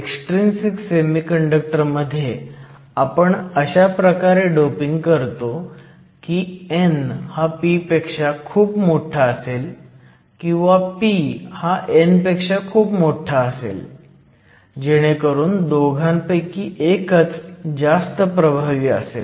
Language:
Marathi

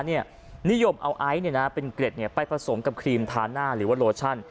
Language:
Thai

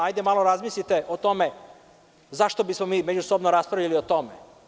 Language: Serbian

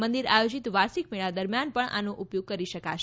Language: Gujarati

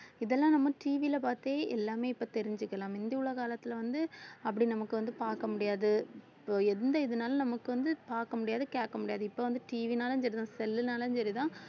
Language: Tamil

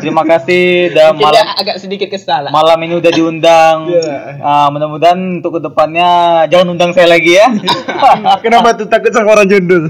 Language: Indonesian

